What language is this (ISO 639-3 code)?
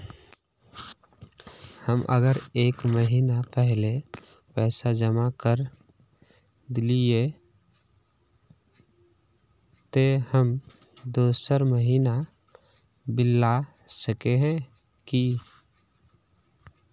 mag